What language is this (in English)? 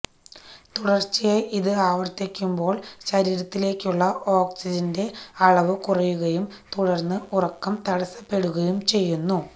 Malayalam